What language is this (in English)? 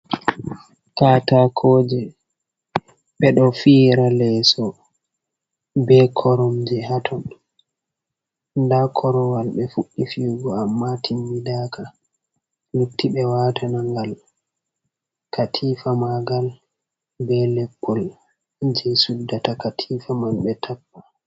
Fula